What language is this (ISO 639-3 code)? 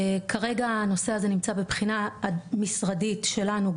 heb